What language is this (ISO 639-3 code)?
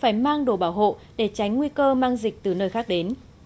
vie